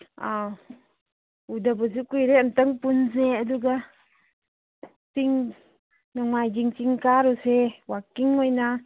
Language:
Manipuri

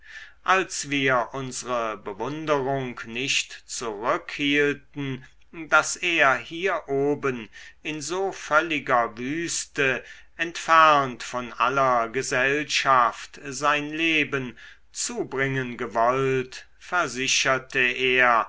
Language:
German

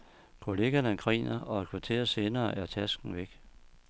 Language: Danish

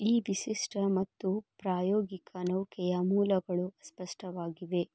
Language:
Kannada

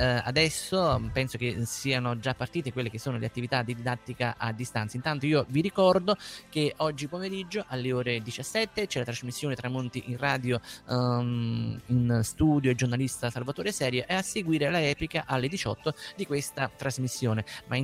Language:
Italian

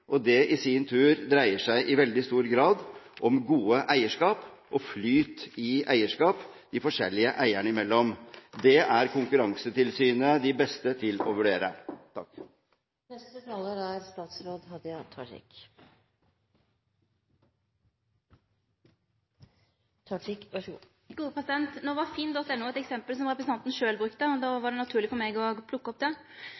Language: Norwegian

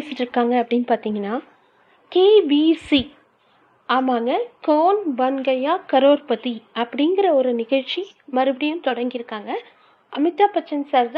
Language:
Tamil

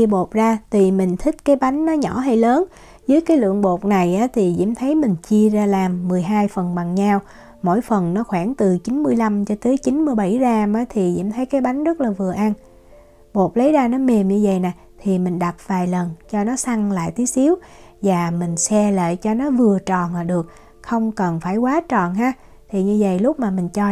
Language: Vietnamese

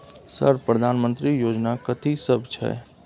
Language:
Maithili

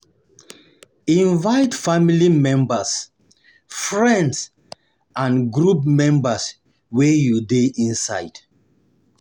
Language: Nigerian Pidgin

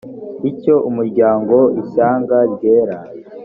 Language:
Kinyarwanda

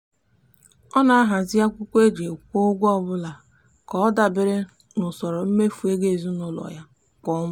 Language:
Igbo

